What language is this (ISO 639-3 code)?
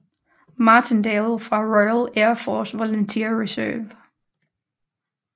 dan